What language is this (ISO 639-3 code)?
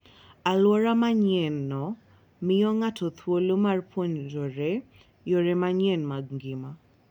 luo